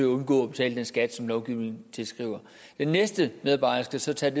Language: Danish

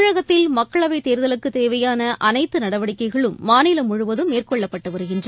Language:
Tamil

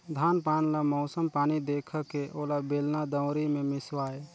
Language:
Chhattisgarhi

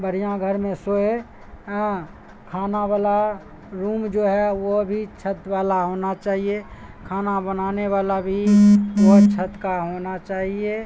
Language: Urdu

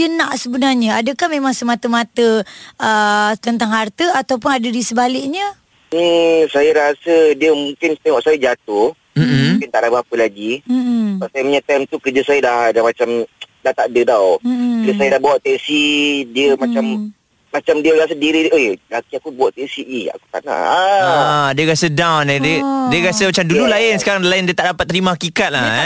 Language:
Malay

